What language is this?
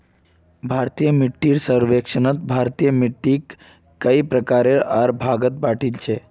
Magahi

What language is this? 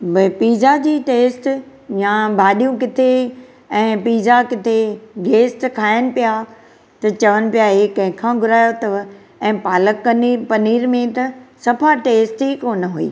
Sindhi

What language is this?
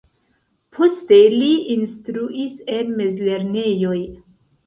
Esperanto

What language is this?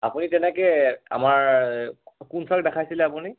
Assamese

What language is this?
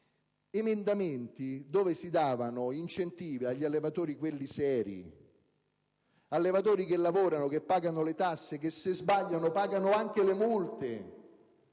Italian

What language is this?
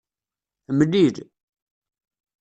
Kabyle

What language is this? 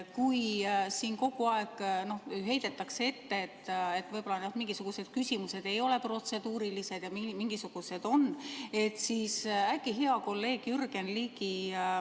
Estonian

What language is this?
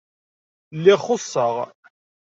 Kabyle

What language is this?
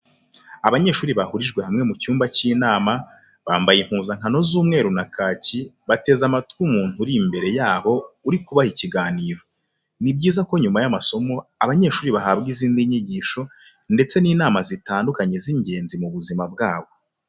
Kinyarwanda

